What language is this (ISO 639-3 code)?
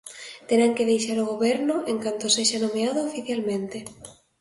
glg